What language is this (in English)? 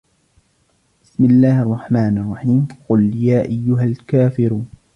Arabic